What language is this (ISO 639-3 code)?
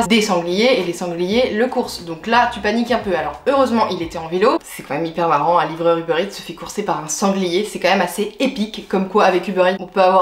fra